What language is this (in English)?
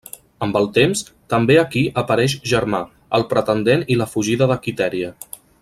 Catalan